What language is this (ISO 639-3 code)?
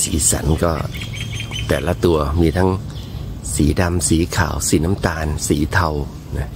tha